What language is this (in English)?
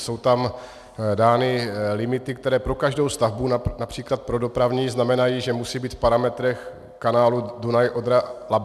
Czech